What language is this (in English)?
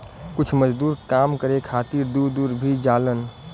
Bhojpuri